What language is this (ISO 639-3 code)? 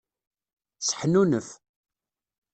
kab